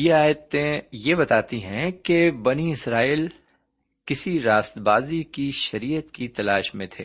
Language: Urdu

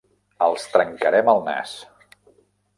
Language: Catalan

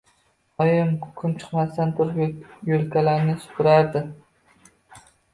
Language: Uzbek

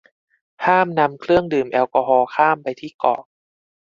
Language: Thai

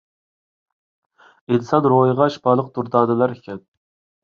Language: Uyghur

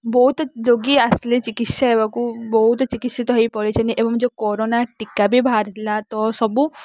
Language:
Odia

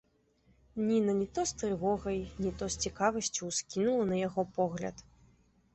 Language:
Belarusian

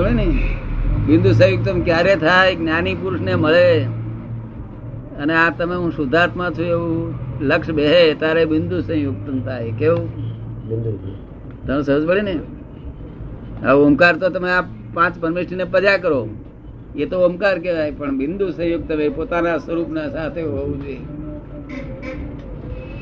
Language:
Gujarati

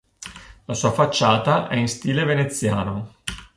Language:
Italian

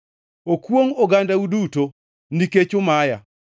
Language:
Luo (Kenya and Tanzania)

